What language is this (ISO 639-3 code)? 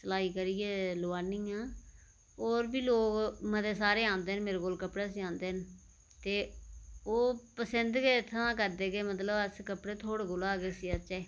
doi